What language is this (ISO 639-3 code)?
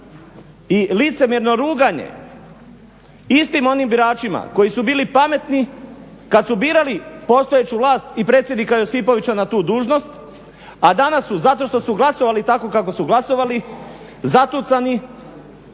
hrv